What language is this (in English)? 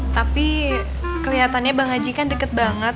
Indonesian